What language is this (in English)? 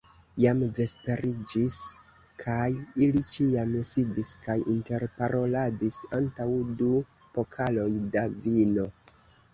Esperanto